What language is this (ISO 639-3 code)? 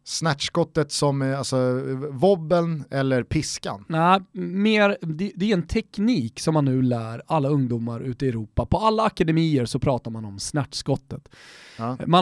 swe